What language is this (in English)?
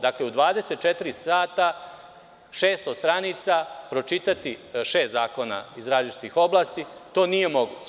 Serbian